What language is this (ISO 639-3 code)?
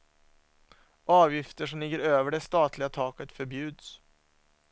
swe